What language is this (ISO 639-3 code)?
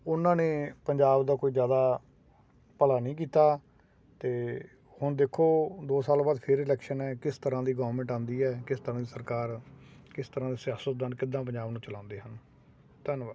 pan